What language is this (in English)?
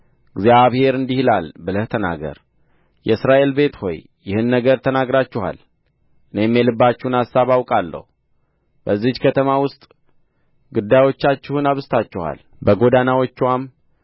Amharic